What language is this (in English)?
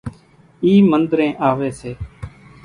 Kachi Koli